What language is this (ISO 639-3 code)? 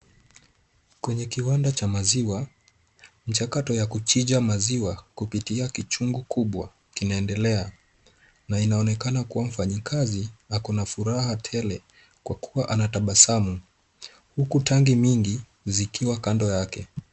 swa